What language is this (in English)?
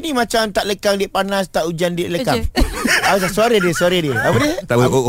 Malay